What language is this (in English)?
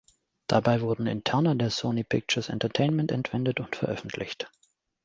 German